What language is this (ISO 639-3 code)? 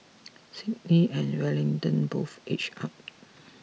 eng